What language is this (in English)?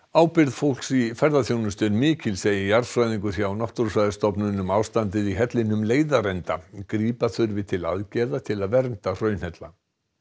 Icelandic